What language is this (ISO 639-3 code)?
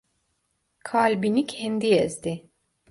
tur